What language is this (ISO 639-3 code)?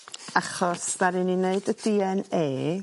cym